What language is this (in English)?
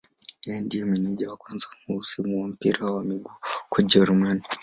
Swahili